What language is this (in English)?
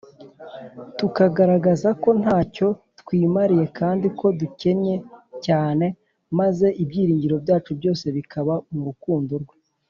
Kinyarwanda